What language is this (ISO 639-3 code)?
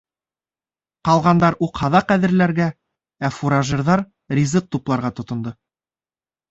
bak